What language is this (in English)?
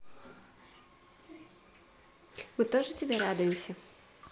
Russian